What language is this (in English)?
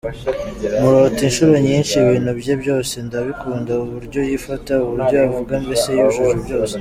Kinyarwanda